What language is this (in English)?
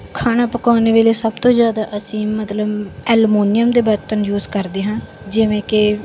Punjabi